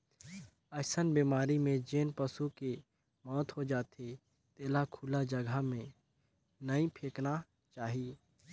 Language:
Chhattisgarhi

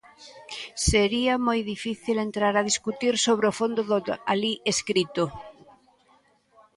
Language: Galician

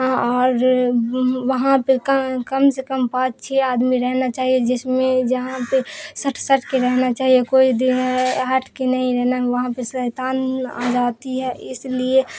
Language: Urdu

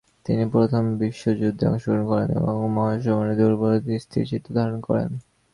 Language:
Bangla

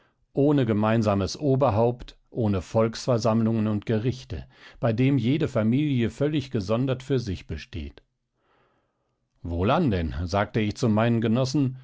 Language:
German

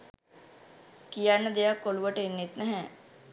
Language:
Sinhala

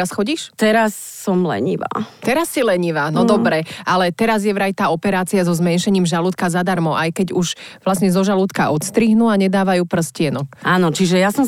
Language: Slovak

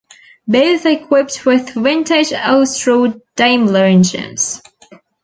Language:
English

